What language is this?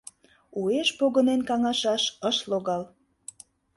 Mari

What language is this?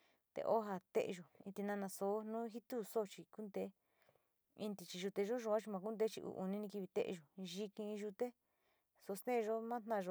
Sinicahua Mixtec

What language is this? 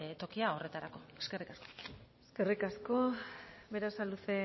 Basque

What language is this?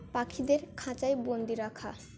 Bangla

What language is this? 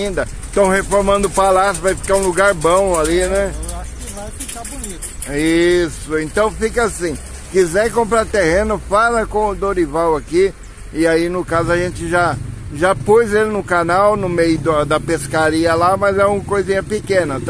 Portuguese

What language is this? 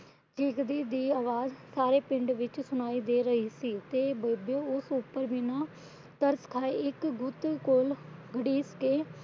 Punjabi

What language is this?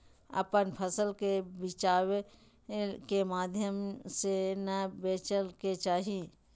Magahi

